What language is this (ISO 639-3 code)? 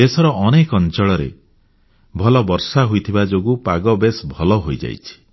ori